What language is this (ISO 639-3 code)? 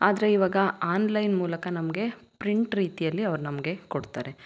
kan